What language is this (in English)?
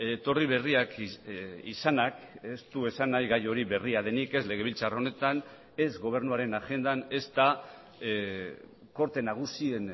Basque